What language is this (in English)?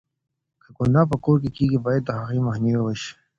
Pashto